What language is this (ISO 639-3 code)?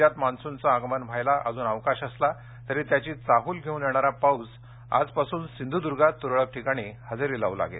mar